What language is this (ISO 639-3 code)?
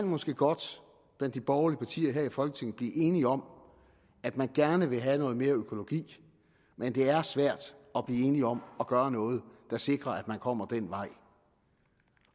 dan